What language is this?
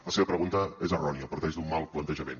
Catalan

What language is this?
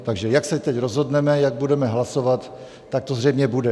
Czech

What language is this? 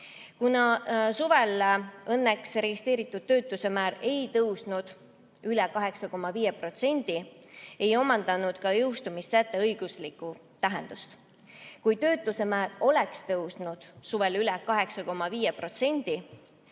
Estonian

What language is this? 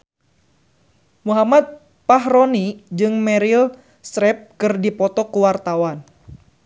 Sundanese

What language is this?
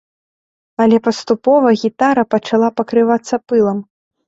Belarusian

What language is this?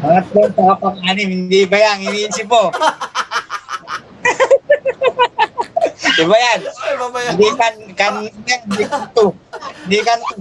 Filipino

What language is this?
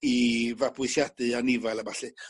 Welsh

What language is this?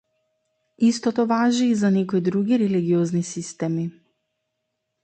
Macedonian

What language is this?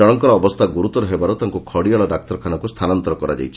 Odia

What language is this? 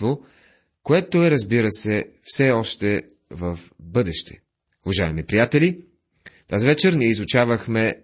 Bulgarian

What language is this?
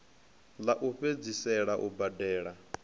Venda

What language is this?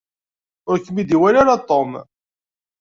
Kabyle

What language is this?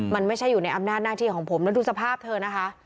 Thai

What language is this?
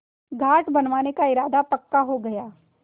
Hindi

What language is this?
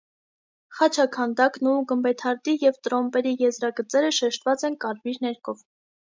Armenian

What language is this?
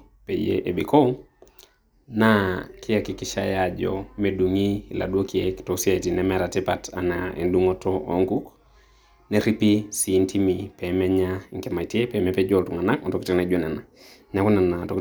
Masai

